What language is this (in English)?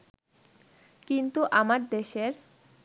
Bangla